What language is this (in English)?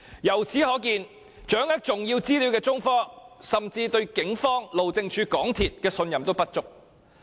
Cantonese